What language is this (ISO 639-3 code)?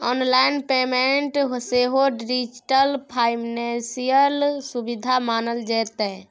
mai